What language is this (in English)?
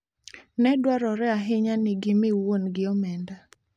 Luo (Kenya and Tanzania)